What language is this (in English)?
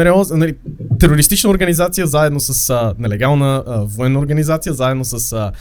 Bulgarian